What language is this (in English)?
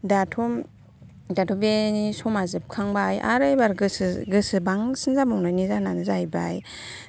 Bodo